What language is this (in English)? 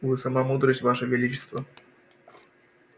Russian